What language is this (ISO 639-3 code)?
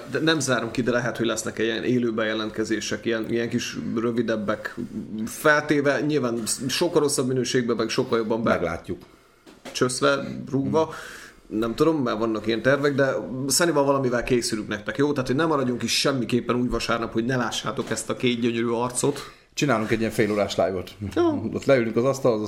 hun